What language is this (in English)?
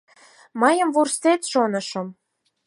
Mari